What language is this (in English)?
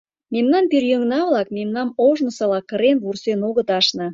Mari